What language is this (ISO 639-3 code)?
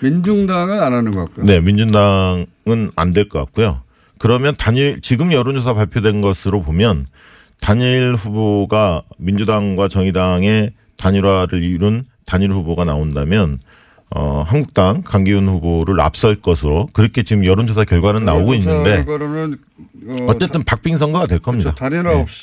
kor